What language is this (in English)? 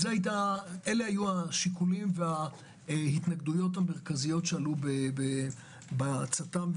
Hebrew